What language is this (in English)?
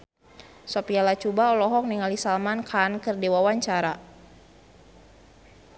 Sundanese